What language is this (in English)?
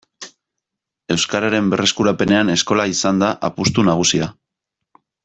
Basque